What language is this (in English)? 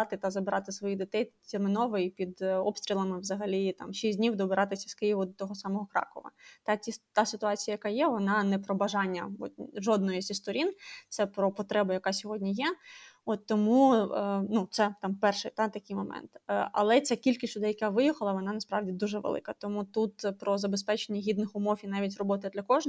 Ukrainian